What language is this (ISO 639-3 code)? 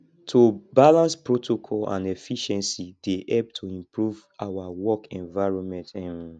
pcm